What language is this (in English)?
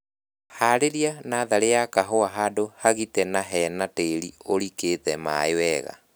Kikuyu